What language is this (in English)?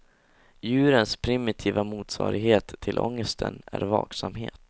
Swedish